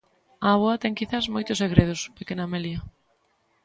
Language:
Galician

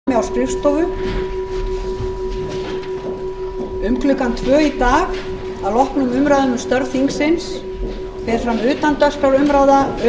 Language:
Icelandic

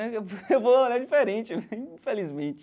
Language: Portuguese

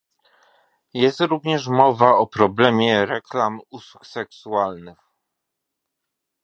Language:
Polish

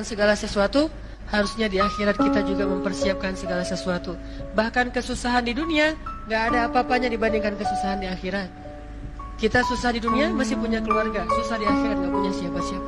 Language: Indonesian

